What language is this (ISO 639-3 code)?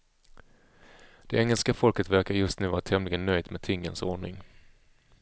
swe